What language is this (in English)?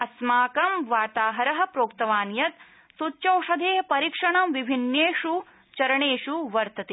Sanskrit